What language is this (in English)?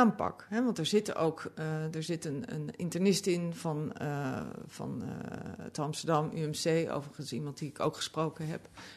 Dutch